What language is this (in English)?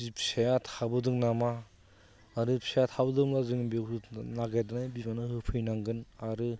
Bodo